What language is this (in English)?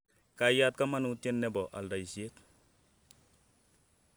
Kalenjin